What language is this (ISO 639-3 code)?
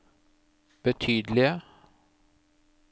nor